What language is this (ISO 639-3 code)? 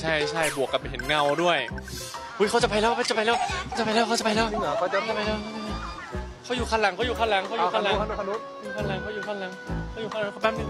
tha